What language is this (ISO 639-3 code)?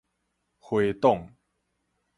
nan